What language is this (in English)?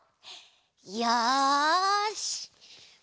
Japanese